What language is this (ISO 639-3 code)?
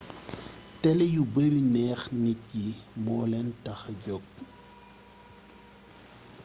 wol